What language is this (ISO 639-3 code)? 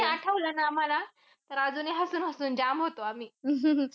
mar